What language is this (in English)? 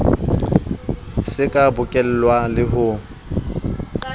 Southern Sotho